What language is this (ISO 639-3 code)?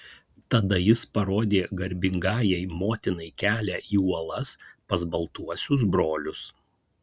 lit